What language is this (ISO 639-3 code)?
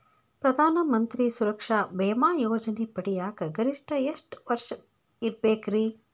kan